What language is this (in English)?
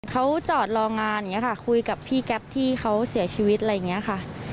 Thai